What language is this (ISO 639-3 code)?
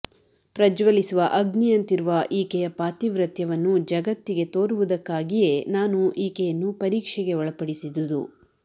kan